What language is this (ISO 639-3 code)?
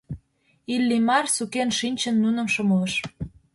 chm